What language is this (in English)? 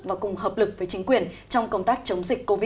Vietnamese